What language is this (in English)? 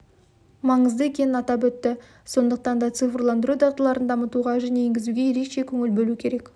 Kazakh